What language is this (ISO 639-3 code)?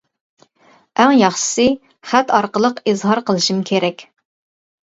uig